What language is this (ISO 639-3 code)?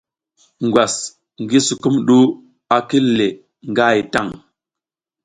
giz